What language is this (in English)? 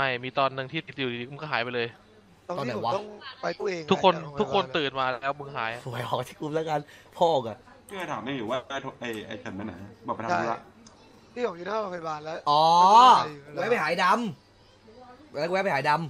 Thai